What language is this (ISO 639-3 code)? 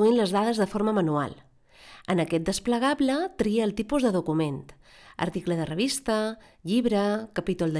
eng